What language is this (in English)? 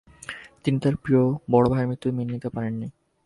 Bangla